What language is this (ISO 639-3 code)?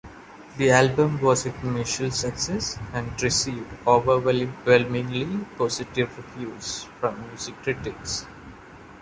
eng